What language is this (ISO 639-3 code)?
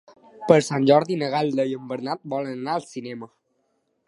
cat